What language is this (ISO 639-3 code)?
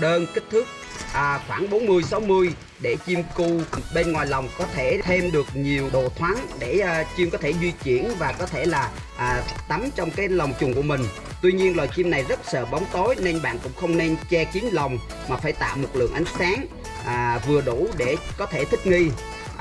vie